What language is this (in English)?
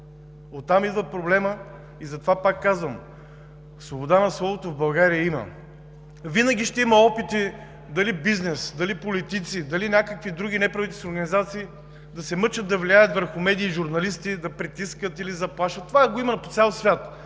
Bulgarian